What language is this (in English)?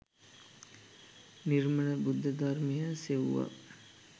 Sinhala